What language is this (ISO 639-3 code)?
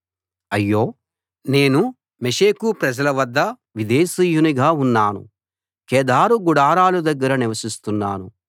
tel